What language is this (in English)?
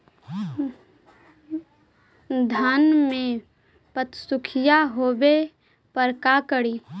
Magahi